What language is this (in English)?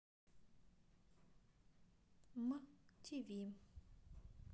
Russian